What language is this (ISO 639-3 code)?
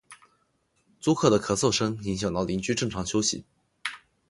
zho